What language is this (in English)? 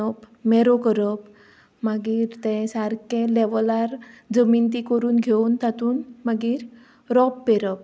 Konkani